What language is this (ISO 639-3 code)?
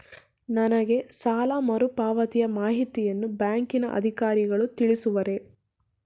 kan